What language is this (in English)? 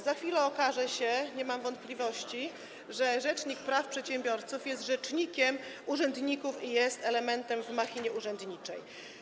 Polish